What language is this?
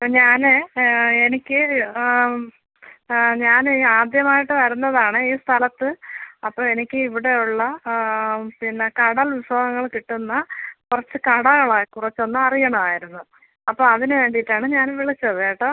Malayalam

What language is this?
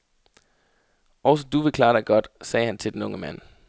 Danish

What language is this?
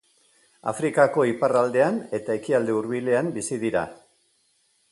Basque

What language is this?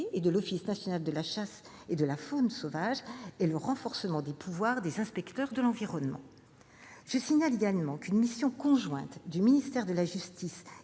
French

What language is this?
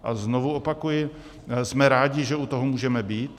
Czech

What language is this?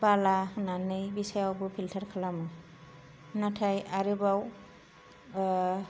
Bodo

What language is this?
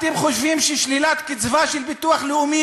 Hebrew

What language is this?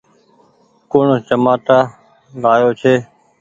Goaria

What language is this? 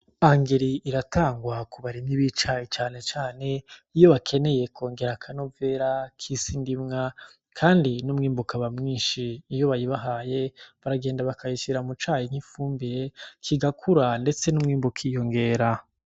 Rundi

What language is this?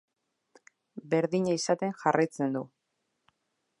Basque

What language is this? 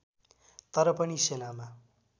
Nepali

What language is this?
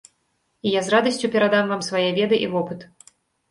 Belarusian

